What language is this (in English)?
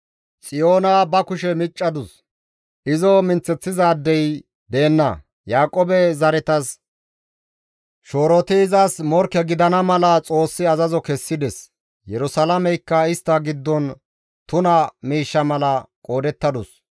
Gamo